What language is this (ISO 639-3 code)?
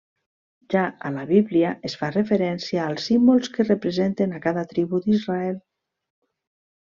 cat